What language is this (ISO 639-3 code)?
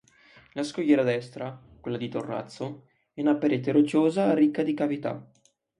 ita